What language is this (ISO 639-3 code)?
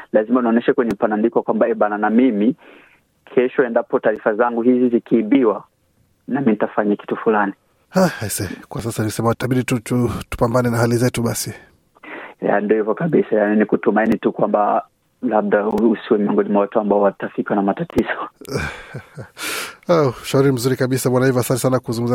swa